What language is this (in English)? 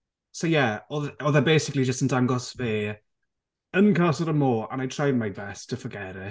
Welsh